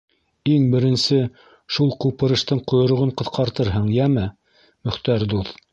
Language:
Bashkir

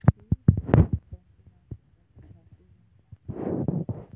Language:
Nigerian Pidgin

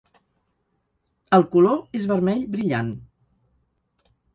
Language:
Catalan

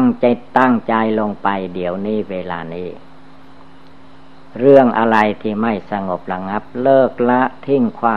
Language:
Thai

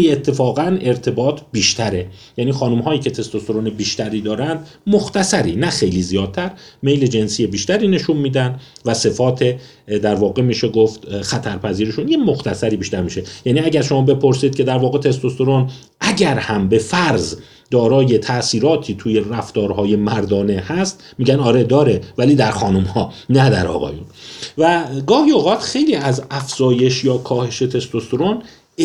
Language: Persian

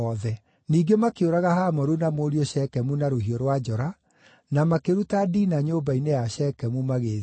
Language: Kikuyu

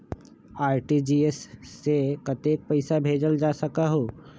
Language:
Magahi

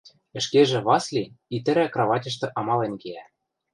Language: Western Mari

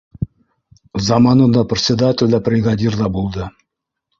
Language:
Bashkir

